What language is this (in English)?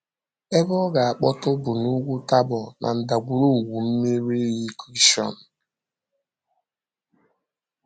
Igbo